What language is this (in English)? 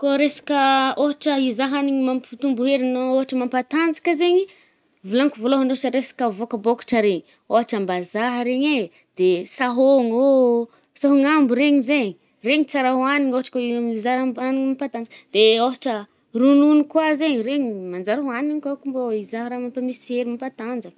Northern Betsimisaraka Malagasy